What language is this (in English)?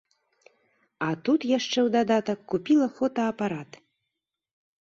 Belarusian